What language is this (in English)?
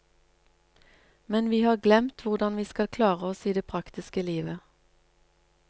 Norwegian